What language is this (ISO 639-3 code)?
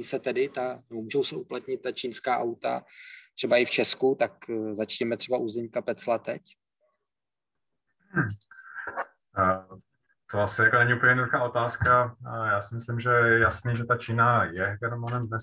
ces